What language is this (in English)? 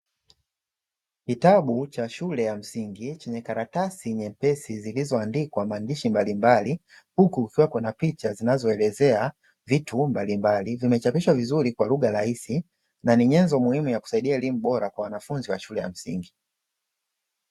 Swahili